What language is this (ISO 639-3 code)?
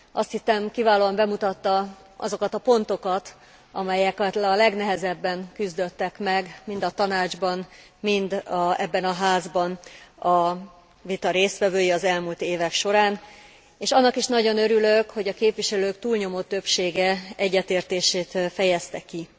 hun